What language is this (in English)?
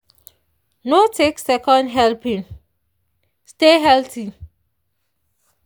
Nigerian Pidgin